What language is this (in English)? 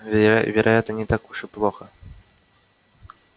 Russian